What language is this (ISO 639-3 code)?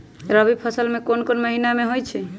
mag